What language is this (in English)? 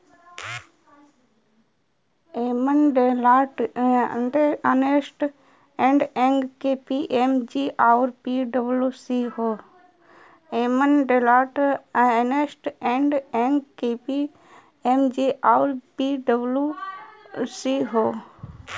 Bhojpuri